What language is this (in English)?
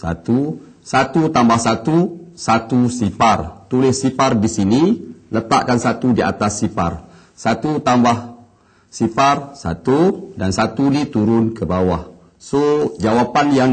Malay